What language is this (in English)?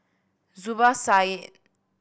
English